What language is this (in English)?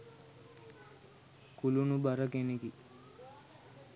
Sinhala